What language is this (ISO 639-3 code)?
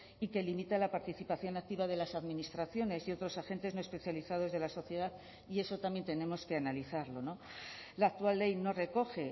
spa